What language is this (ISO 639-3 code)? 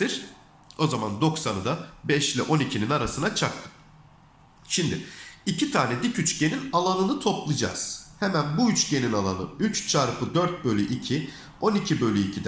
tur